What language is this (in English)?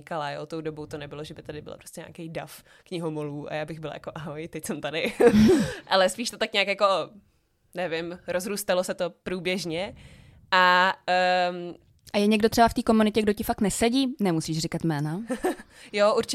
Czech